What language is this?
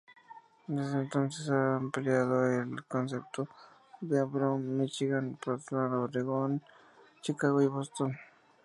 Spanish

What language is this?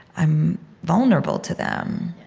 English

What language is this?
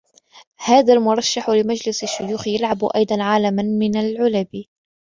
Arabic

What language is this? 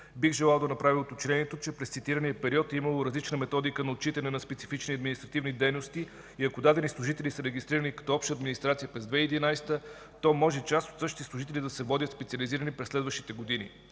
Bulgarian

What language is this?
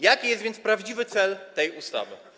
Polish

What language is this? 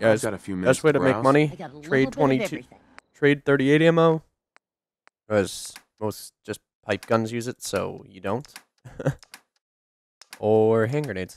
English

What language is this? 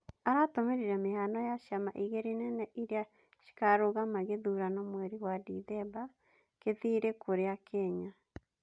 Kikuyu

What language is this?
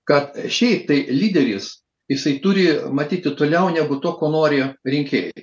Lithuanian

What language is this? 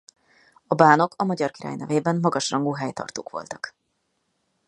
Hungarian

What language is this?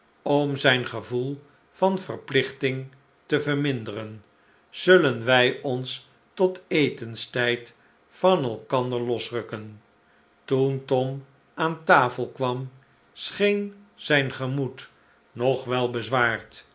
Dutch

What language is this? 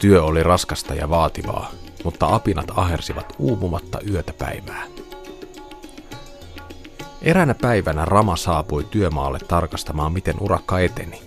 Finnish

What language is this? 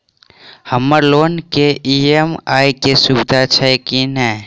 Maithili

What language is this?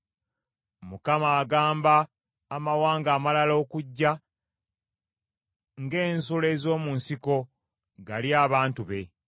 Ganda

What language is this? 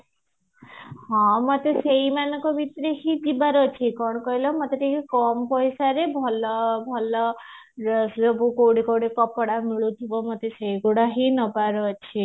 Odia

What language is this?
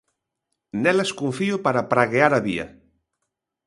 Galician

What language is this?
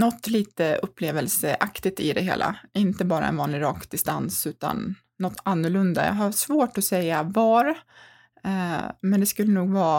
Swedish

